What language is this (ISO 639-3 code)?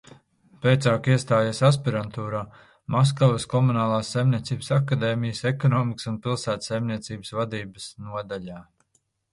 lav